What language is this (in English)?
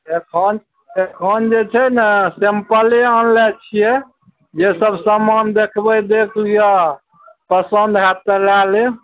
Maithili